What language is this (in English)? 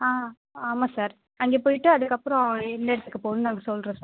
Tamil